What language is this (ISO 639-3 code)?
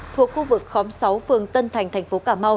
vie